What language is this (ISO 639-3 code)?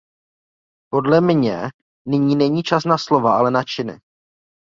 ces